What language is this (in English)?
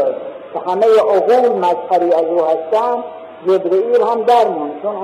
Persian